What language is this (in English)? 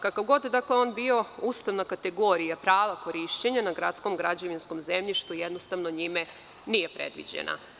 Serbian